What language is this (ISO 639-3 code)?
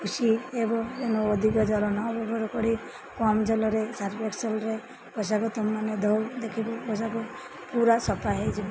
ori